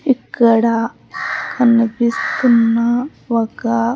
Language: Telugu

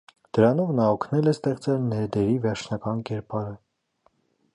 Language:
Armenian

